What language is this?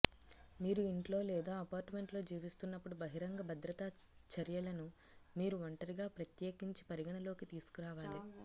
Telugu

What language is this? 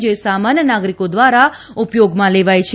Gujarati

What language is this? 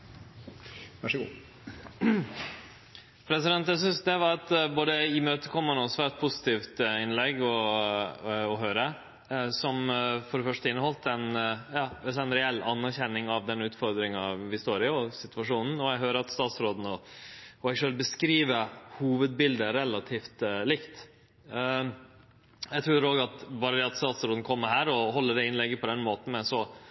Norwegian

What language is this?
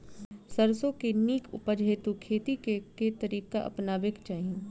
Maithili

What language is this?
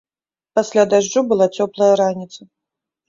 Belarusian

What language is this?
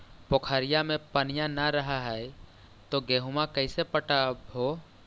Magahi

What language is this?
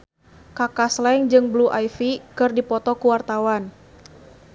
Sundanese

